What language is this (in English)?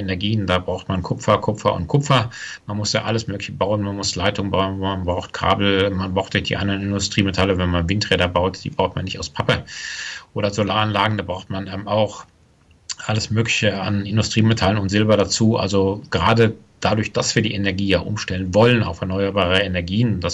German